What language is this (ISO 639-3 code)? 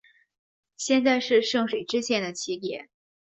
zho